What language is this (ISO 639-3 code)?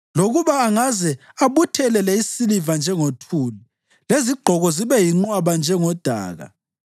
nde